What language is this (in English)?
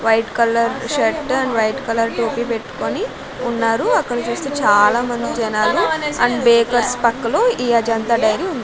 Telugu